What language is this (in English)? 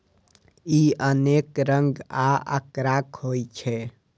Maithili